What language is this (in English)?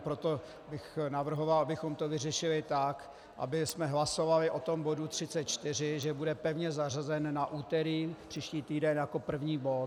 Czech